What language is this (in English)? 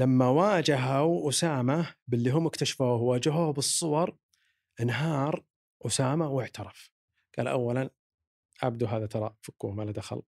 Arabic